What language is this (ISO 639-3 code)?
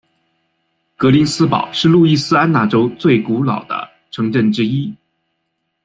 zho